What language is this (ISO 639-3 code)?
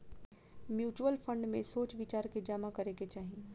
bho